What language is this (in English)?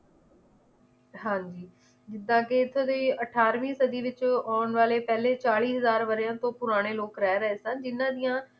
Punjabi